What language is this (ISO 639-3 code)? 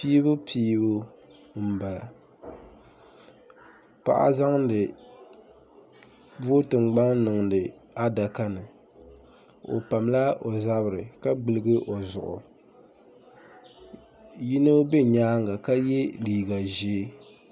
dag